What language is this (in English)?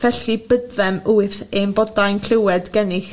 Welsh